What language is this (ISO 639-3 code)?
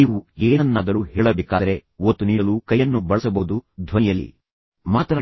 kan